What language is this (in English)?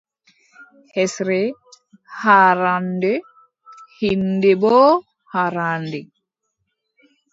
Adamawa Fulfulde